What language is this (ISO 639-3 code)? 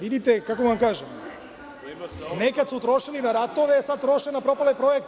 srp